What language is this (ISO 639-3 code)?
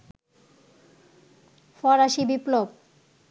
ben